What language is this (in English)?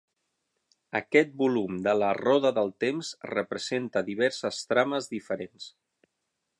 Catalan